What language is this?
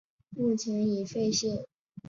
Chinese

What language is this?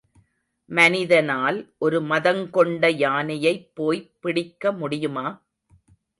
Tamil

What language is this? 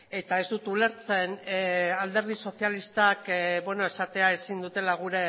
Basque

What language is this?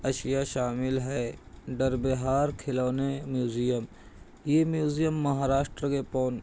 Urdu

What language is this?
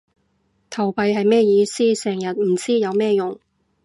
Cantonese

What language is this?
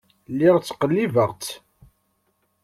Kabyle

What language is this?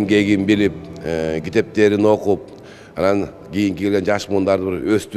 Turkish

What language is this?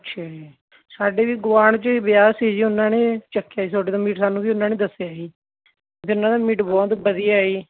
Punjabi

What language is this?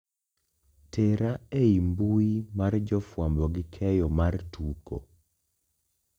Luo (Kenya and Tanzania)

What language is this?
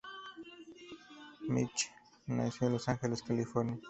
Spanish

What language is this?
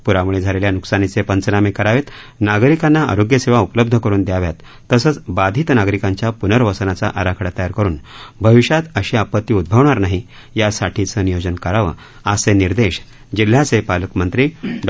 Marathi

